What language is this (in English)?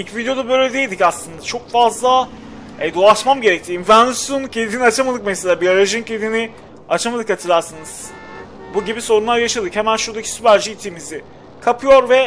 Turkish